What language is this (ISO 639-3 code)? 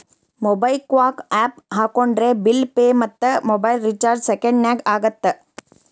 kan